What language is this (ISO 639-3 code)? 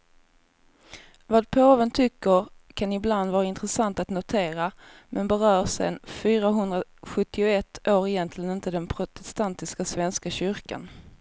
swe